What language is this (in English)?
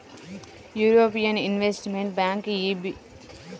Telugu